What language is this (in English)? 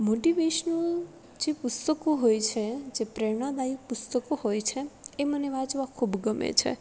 Gujarati